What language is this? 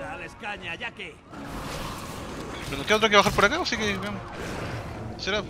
Spanish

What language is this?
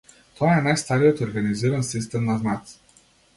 Macedonian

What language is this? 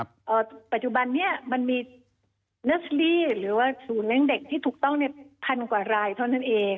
Thai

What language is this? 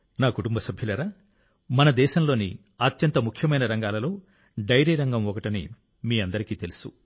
Telugu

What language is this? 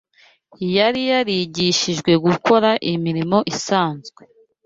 Kinyarwanda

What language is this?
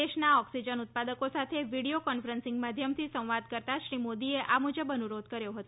Gujarati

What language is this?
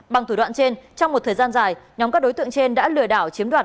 Vietnamese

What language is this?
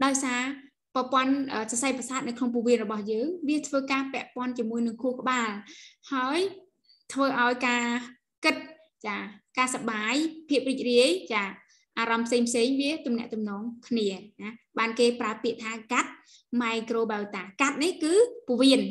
Vietnamese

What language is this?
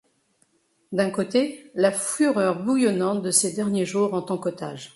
French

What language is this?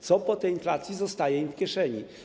Polish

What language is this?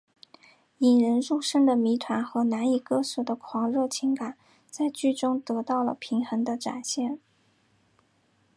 Chinese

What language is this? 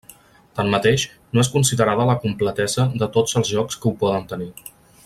Catalan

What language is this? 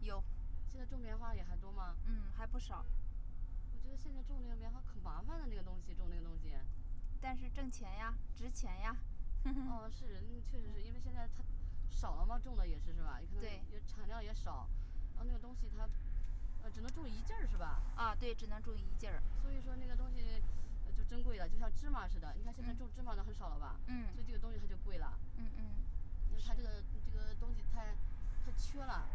Chinese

